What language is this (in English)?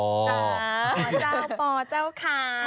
Thai